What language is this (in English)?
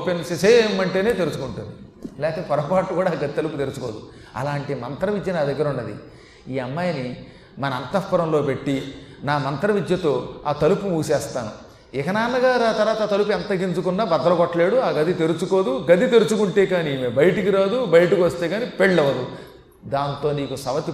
Telugu